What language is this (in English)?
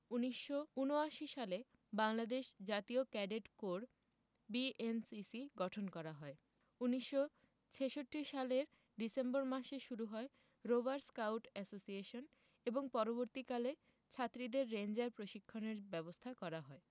Bangla